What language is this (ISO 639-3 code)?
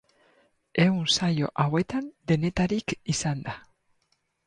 eus